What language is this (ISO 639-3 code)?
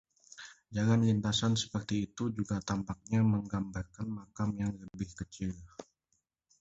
ind